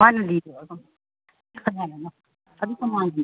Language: Manipuri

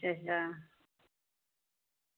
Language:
Dogri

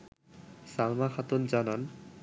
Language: Bangla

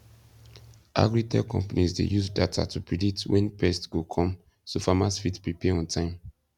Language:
Nigerian Pidgin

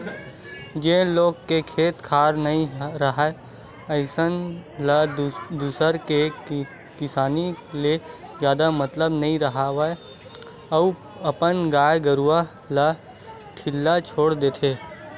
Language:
Chhattisgarhi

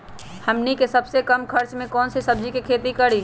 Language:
Magahi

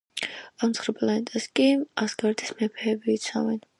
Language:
Georgian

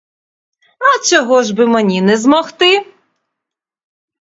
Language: Ukrainian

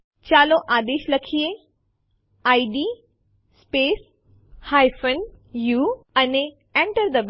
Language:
Gujarati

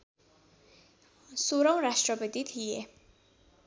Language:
Nepali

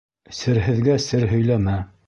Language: Bashkir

